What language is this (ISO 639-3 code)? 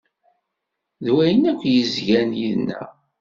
kab